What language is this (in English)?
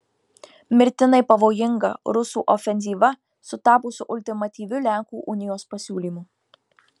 Lithuanian